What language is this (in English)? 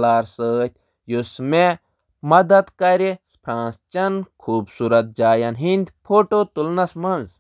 Kashmiri